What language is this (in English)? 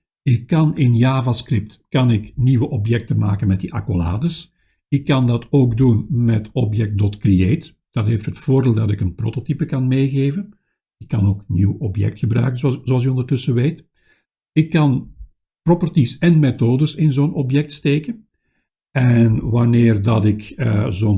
Dutch